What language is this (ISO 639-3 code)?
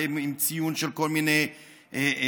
heb